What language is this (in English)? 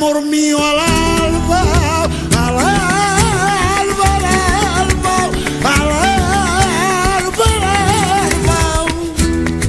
Spanish